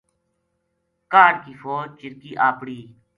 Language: Gujari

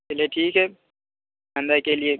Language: Urdu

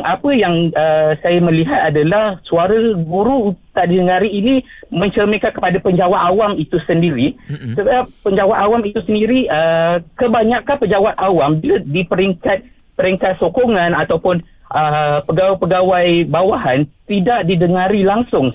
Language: Malay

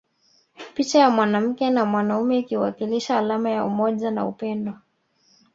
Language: Swahili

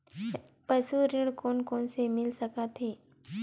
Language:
Chhattisgarhi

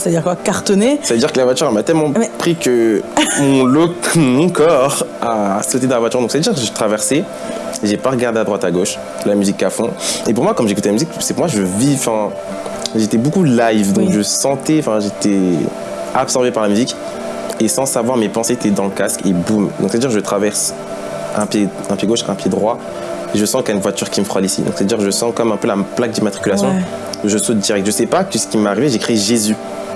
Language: French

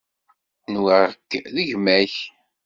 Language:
Kabyle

